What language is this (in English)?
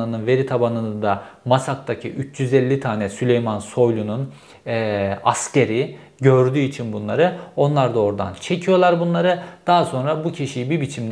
Turkish